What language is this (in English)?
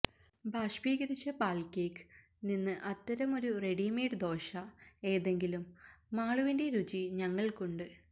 Malayalam